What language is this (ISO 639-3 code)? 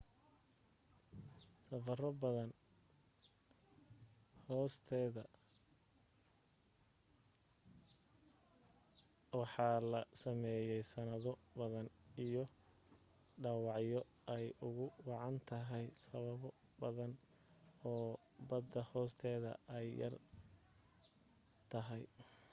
som